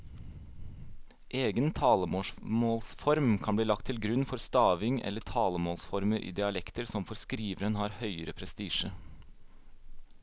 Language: Norwegian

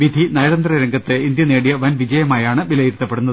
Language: Malayalam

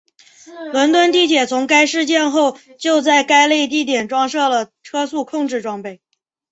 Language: Chinese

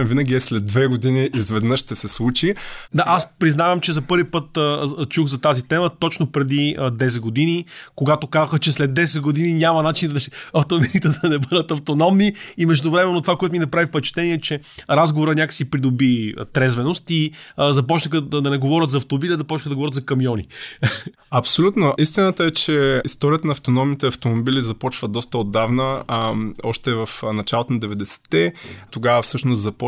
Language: Bulgarian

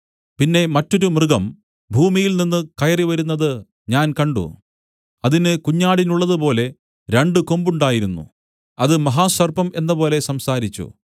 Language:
Malayalam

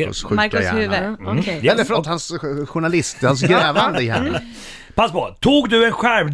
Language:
Swedish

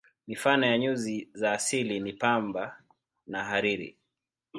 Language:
Swahili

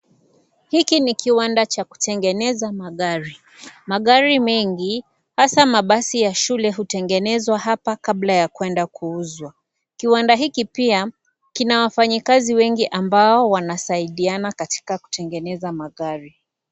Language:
Swahili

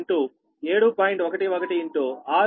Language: Telugu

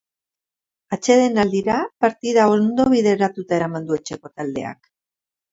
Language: Basque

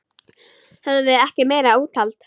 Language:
Icelandic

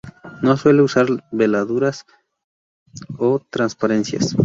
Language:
Spanish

